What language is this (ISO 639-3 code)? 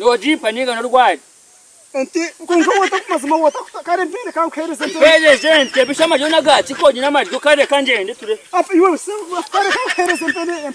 ron